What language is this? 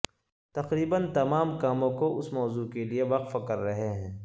Urdu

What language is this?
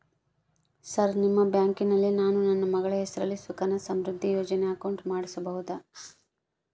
Kannada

